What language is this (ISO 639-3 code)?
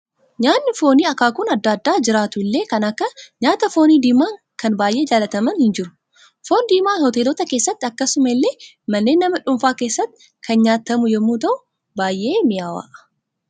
orm